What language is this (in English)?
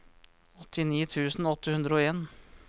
Norwegian